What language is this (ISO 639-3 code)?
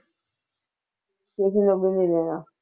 pan